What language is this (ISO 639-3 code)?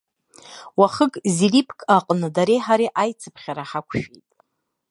abk